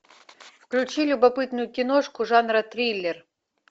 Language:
Russian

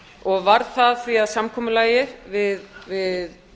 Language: Icelandic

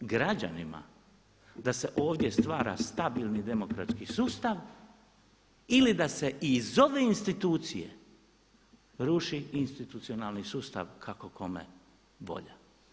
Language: Croatian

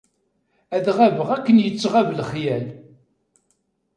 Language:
Kabyle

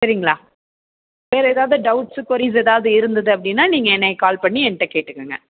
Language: Tamil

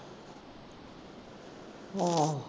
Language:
Punjabi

